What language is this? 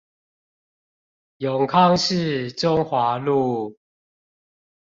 Chinese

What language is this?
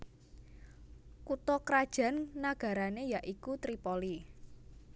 Javanese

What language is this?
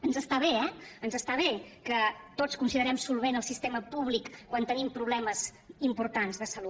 Catalan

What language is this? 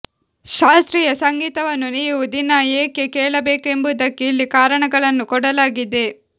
Kannada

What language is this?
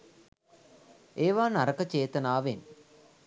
Sinhala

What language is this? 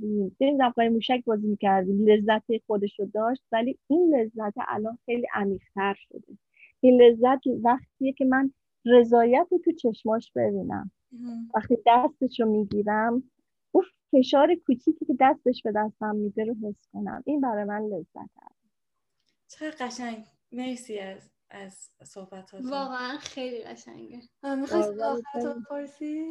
Persian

